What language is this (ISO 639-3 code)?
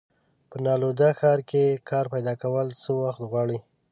pus